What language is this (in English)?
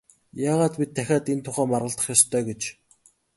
Mongolian